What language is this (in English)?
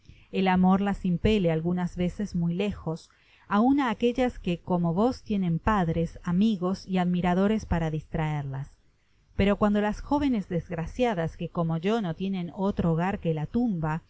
Spanish